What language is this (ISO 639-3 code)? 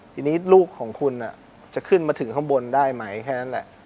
tha